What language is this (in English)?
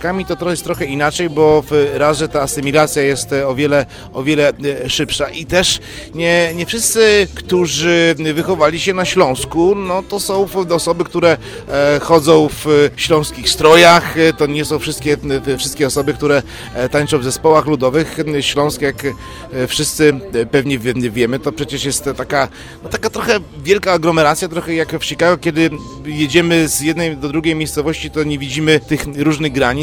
Polish